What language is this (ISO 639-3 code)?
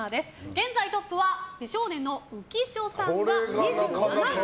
jpn